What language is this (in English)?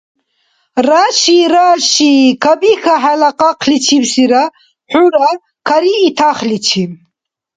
Dargwa